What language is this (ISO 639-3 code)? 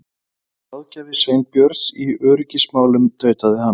isl